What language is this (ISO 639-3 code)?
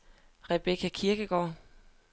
dan